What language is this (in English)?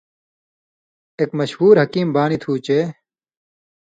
Indus Kohistani